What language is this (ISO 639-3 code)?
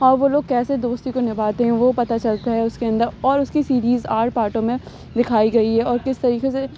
urd